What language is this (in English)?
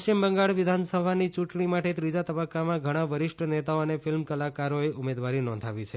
Gujarati